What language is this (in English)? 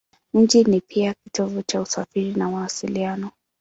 Swahili